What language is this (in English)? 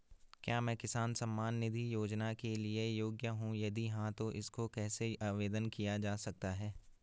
Hindi